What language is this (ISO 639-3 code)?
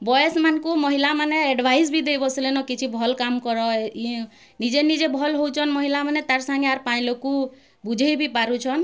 ori